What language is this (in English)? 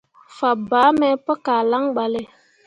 Mundang